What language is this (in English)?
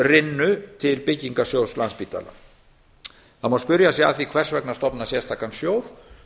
Icelandic